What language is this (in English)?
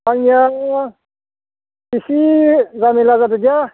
Bodo